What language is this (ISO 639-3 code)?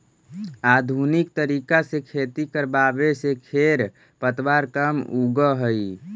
mag